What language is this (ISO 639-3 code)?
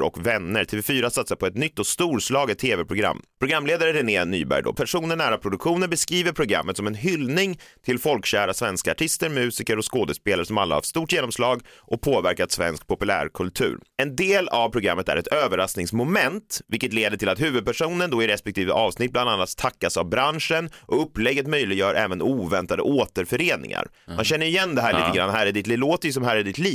swe